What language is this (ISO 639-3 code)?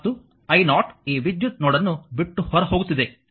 kan